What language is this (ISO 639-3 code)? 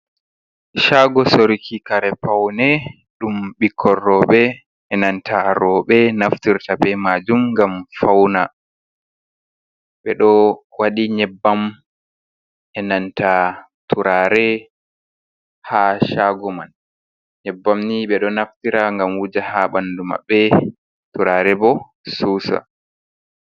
ful